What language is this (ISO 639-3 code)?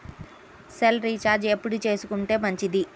tel